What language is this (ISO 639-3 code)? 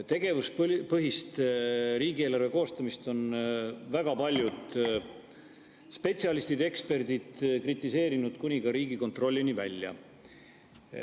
est